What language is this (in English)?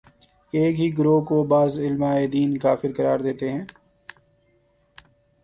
Urdu